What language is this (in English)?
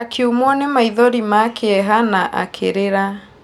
Kikuyu